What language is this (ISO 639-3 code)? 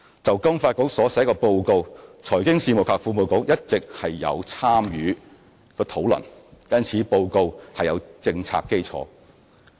yue